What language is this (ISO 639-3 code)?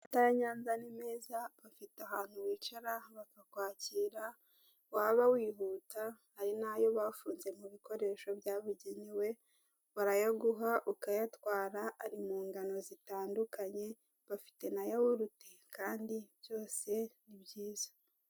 kin